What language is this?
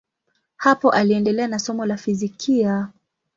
Swahili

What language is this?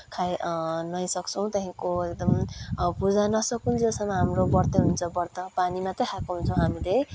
Nepali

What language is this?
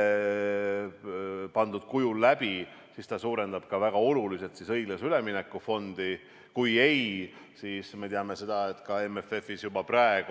Estonian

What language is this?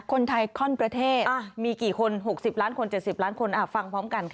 Thai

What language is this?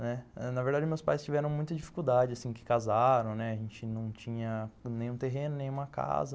Portuguese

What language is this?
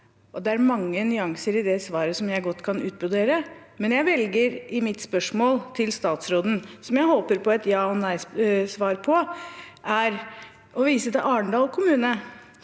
Norwegian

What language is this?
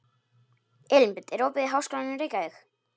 Icelandic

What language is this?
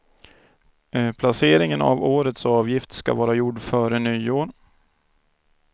Swedish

